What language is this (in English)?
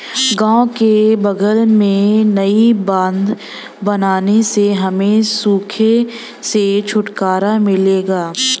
Hindi